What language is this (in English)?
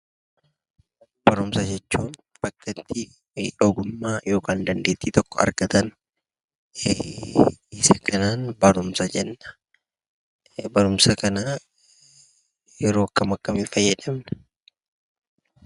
Oromo